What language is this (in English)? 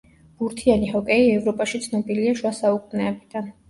Georgian